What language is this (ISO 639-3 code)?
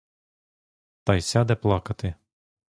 ukr